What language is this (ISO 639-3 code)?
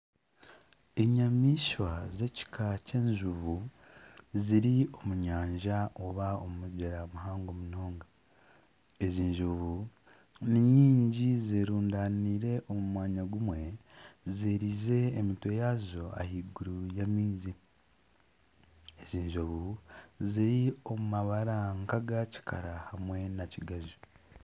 nyn